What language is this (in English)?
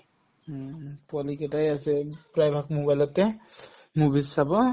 Assamese